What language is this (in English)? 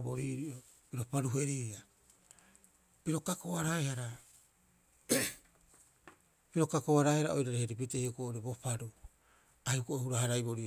Rapoisi